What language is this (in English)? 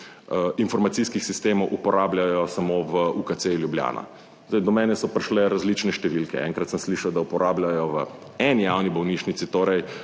Slovenian